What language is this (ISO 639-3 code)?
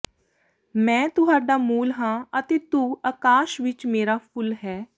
pan